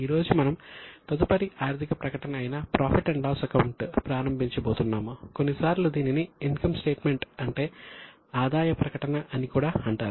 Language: Telugu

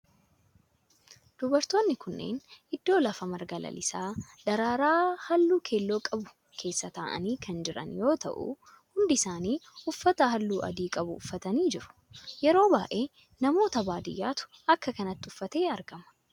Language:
Oromo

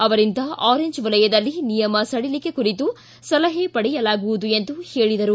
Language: Kannada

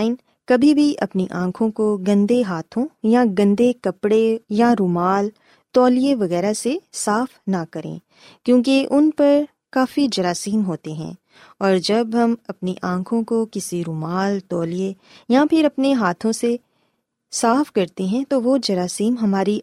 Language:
Urdu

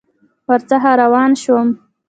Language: Pashto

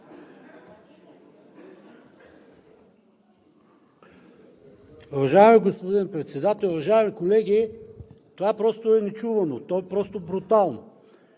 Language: Bulgarian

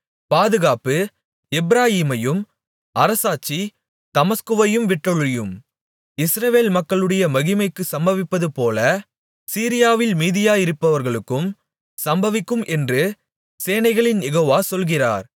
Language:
Tamil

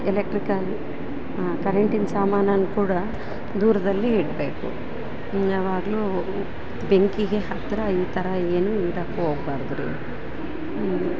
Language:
Kannada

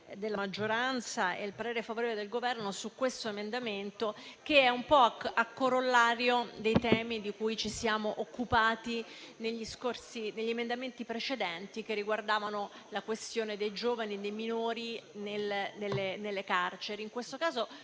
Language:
Italian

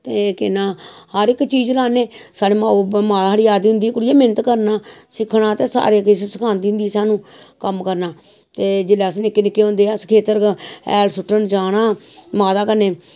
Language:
Dogri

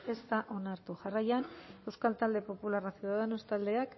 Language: Basque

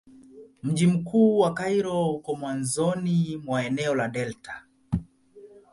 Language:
Swahili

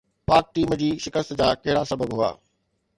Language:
Sindhi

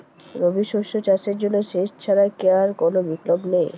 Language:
Bangla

